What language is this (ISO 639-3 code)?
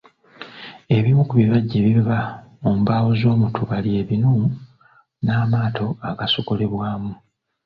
lug